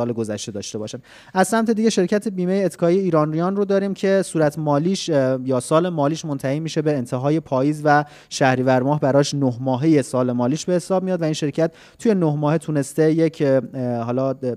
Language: Persian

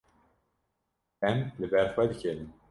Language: Kurdish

